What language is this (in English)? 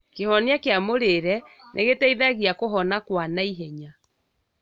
Kikuyu